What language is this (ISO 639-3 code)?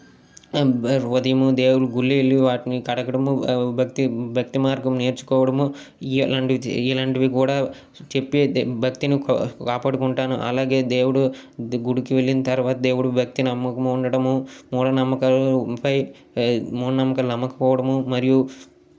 tel